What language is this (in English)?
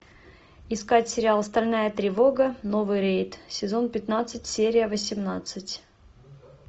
Russian